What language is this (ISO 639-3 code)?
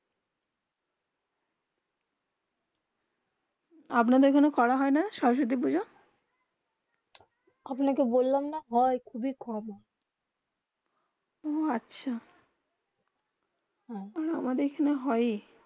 ben